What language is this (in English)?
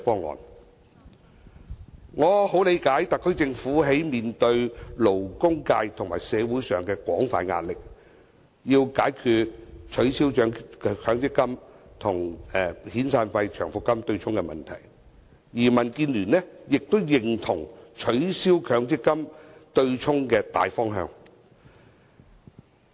Cantonese